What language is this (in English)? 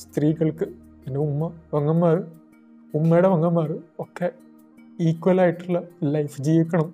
Malayalam